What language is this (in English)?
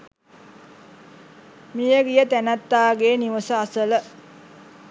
Sinhala